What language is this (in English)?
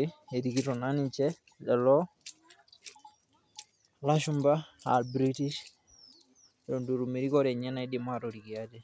Masai